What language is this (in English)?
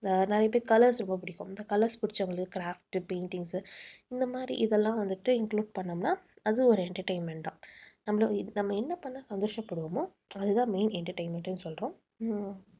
Tamil